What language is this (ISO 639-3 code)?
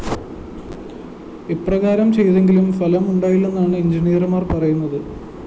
mal